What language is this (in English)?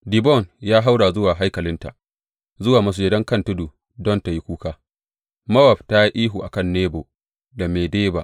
Hausa